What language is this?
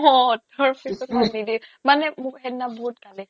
Assamese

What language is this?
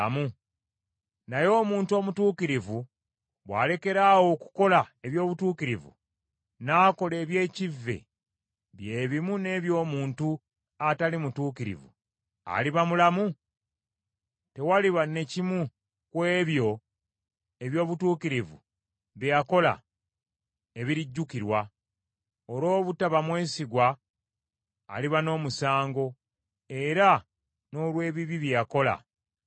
Ganda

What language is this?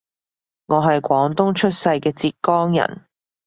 Cantonese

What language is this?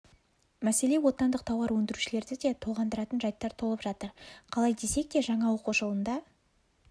Kazakh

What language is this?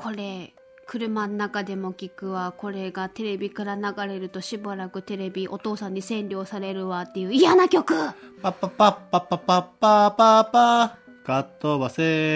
Japanese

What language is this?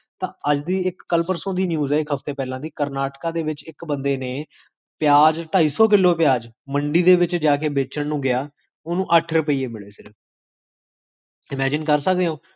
Punjabi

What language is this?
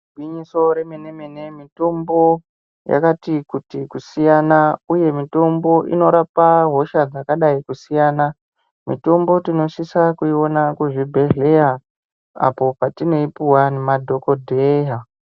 Ndau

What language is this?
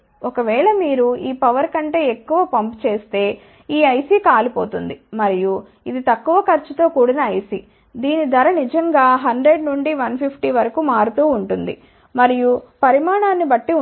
Telugu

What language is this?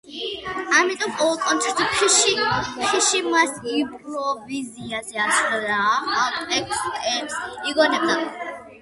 Georgian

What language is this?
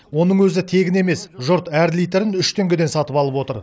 Kazakh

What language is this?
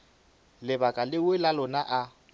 Northern Sotho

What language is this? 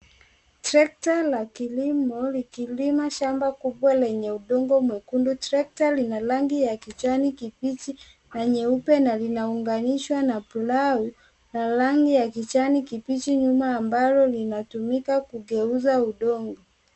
Swahili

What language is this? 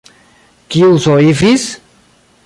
Esperanto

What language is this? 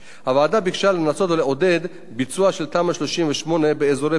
Hebrew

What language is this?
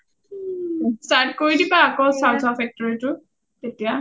Assamese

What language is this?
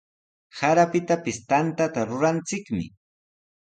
Sihuas Ancash Quechua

